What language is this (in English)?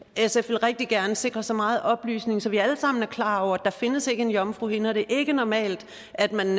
Danish